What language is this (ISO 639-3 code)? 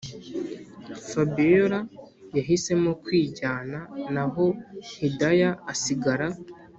kin